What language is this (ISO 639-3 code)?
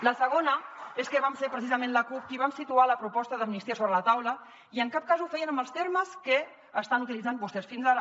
cat